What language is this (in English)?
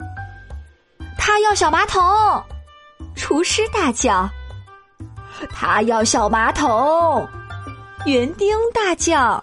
Chinese